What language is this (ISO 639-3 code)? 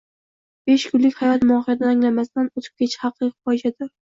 uzb